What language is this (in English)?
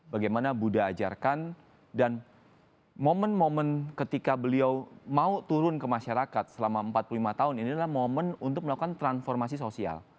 Indonesian